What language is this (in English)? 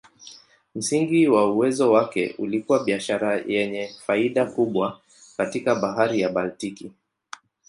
Swahili